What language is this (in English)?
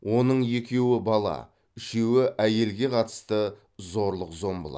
Kazakh